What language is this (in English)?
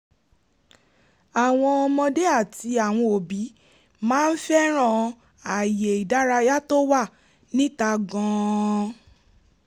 Yoruba